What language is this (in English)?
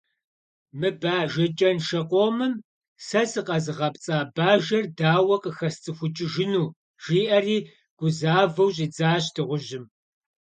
Kabardian